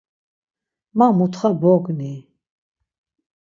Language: Laz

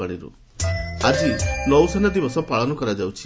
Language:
Odia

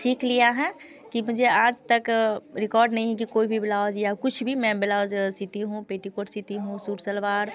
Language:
Hindi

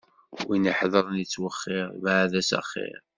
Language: Kabyle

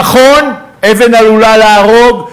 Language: Hebrew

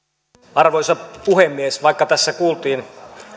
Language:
Finnish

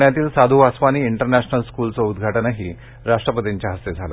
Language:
Marathi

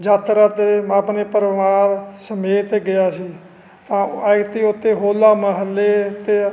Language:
Punjabi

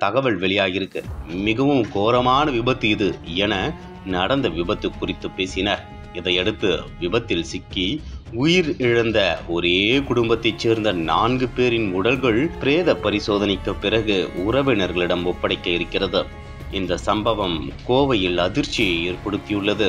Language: Tamil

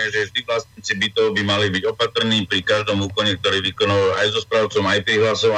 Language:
Slovak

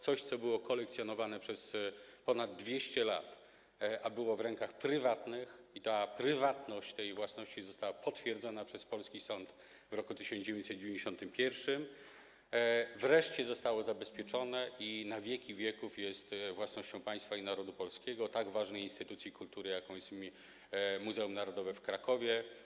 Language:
Polish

